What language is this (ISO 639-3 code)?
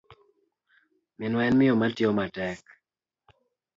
luo